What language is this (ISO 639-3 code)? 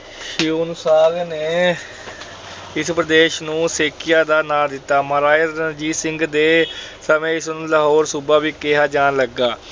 pan